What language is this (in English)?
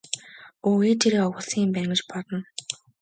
Mongolian